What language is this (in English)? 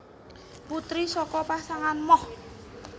Javanese